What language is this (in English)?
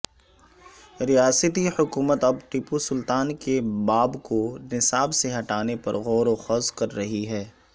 Urdu